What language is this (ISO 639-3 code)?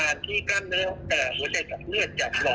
tha